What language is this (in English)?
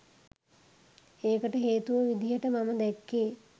Sinhala